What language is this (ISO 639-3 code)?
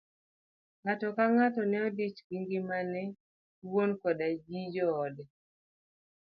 luo